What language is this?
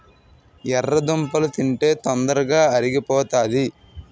Telugu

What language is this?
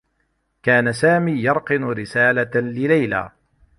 Arabic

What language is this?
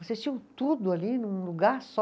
Portuguese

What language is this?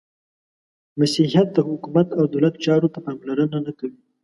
Pashto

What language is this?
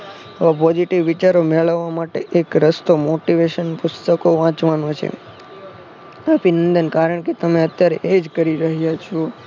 Gujarati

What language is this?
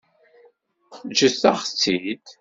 Kabyle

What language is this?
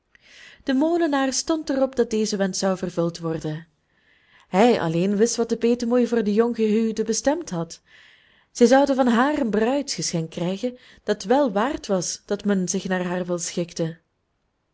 Dutch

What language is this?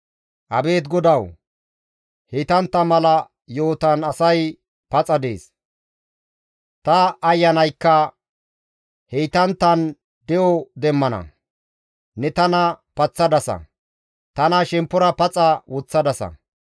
Gamo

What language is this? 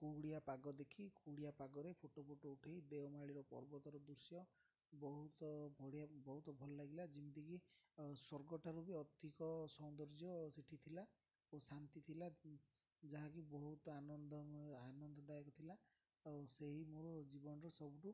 Odia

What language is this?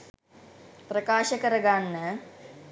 Sinhala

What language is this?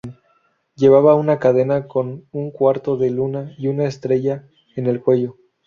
Spanish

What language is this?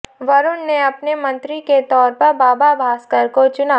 Hindi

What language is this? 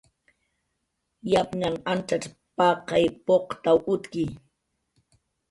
Jaqaru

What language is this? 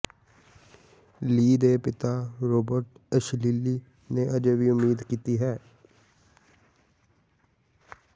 Punjabi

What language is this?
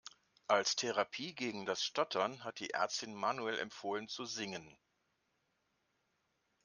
German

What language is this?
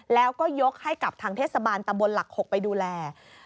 Thai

